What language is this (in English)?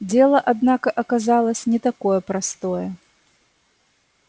Russian